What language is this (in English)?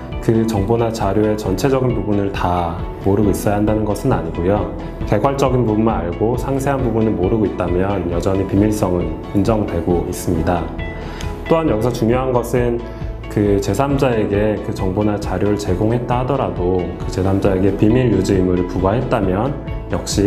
Korean